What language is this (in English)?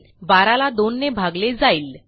Marathi